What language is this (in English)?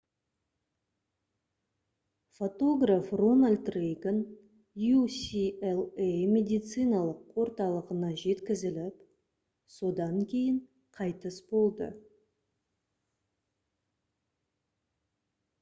Kazakh